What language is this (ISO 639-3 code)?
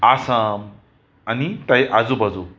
kok